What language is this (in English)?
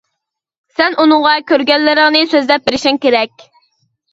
Uyghur